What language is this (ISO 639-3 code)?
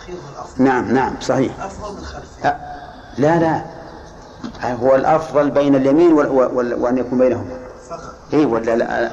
ara